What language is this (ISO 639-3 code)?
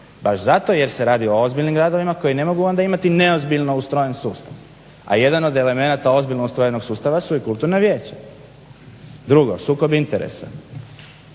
hrv